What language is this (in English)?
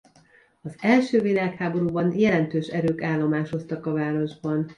Hungarian